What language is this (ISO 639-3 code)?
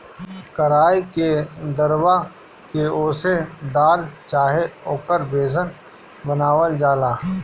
bho